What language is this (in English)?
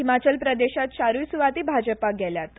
Konkani